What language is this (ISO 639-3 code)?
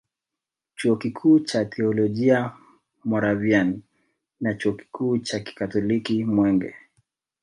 swa